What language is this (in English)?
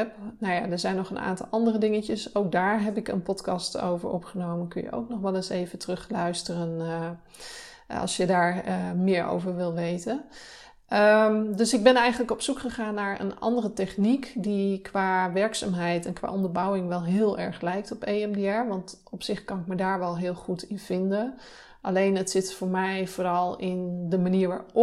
Dutch